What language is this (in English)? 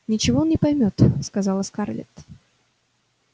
Russian